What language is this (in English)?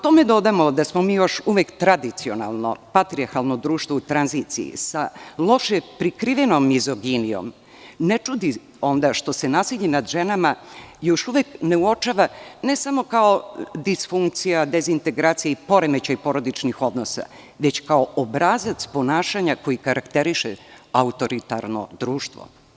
Serbian